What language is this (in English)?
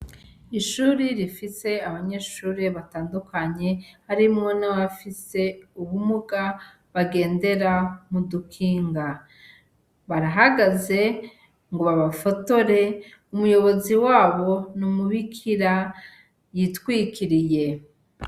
Rundi